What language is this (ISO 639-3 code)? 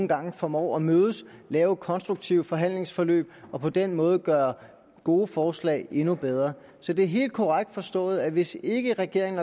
dan